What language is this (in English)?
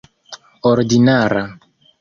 Esperanto